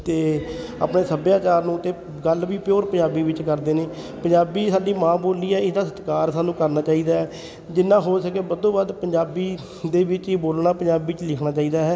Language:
Punjabi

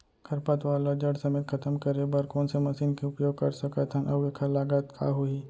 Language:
Chhattisgarhi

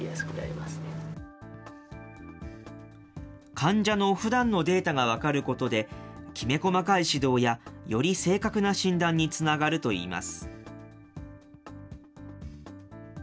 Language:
Japanese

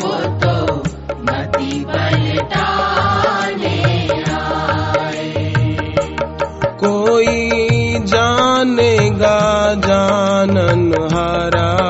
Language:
Hindi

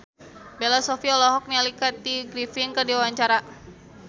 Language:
Sundanese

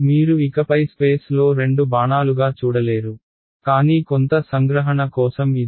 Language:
Telugu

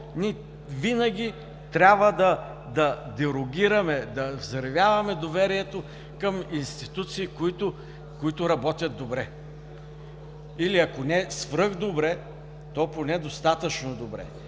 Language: Bulgarian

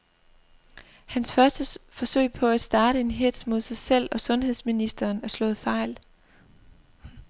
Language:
Danish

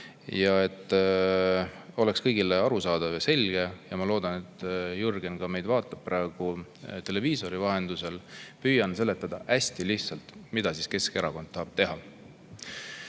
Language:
Estonian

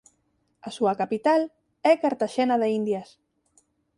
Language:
Galician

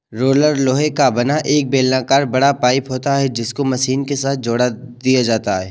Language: Hindi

